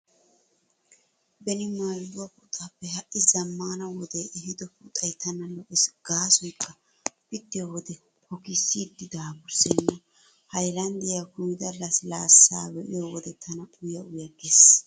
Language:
Wolaytta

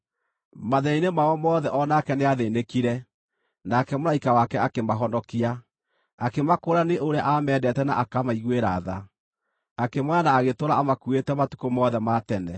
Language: Kikuyu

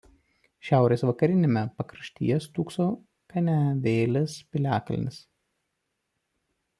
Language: Lithuanian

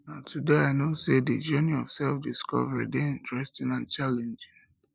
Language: Nigerian Pidgin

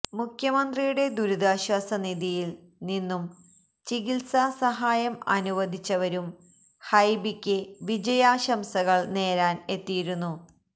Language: Malayalam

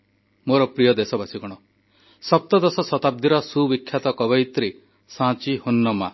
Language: Odia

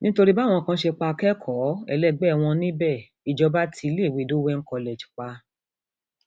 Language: Yoruba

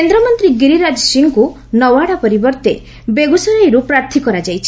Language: Odia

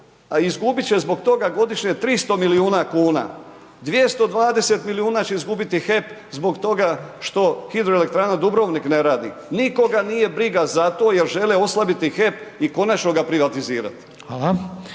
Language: Croatian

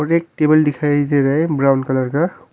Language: Hindi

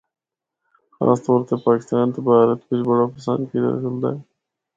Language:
Northern Hindko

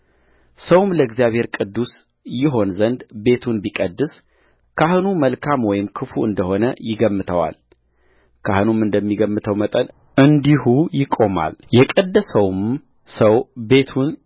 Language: Amharic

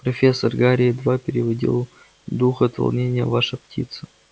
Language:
Russian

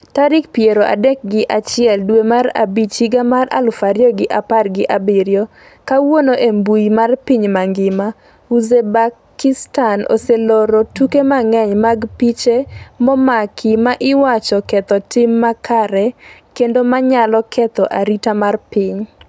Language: Luo (Kenya and Tanzania)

